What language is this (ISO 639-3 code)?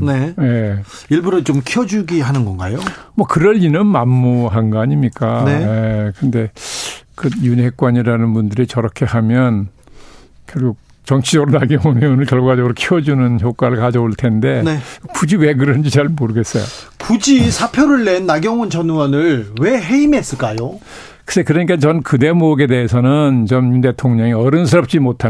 kor